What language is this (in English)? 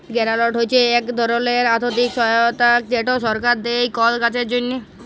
Bangla